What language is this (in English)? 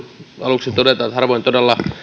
Finnish